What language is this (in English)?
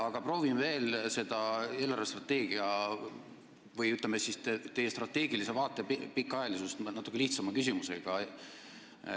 Estonian